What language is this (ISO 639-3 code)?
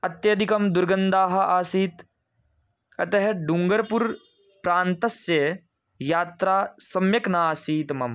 san